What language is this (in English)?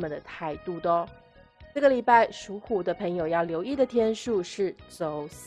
Chinese